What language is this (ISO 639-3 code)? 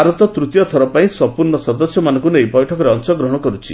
ori